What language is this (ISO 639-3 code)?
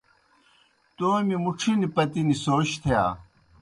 plk